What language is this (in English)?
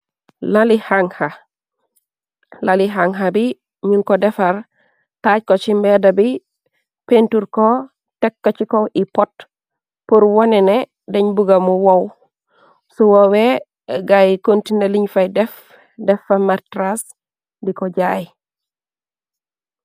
Wolof